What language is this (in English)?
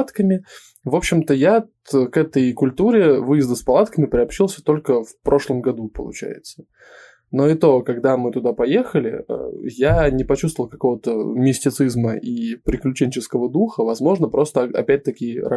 Russian